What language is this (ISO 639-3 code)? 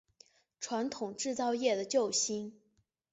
zho